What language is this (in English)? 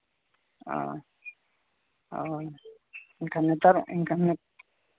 Santali